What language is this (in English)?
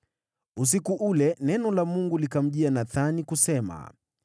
Swahili